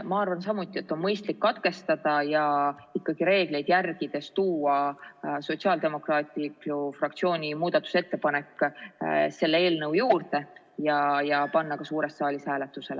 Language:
Estonian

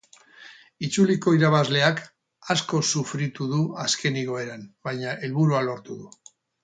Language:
Basque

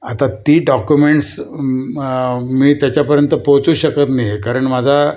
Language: Marathi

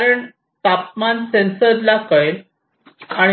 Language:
Marathi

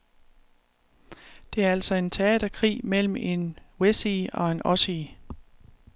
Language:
Danish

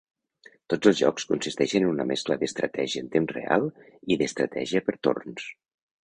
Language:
Catalan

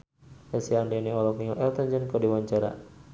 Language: Sundanese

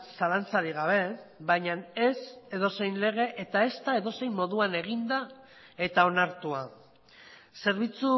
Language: Basque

